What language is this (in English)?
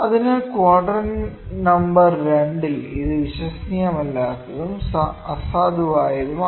Malayalam